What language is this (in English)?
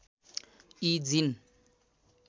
Nepali